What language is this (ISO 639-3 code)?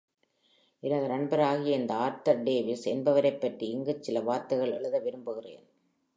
tam